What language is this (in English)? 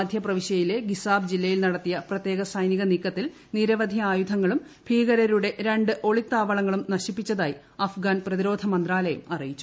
Malayalam